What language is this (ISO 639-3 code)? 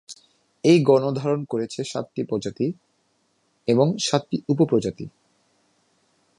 ben